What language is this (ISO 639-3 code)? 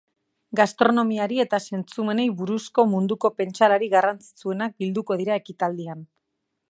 eus